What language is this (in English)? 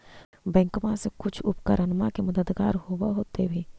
Magahi